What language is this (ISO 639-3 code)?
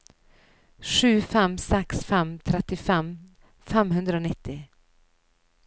nor